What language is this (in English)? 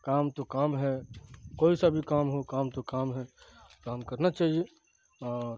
Urdu